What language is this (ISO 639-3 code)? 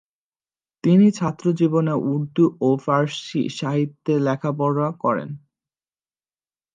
ben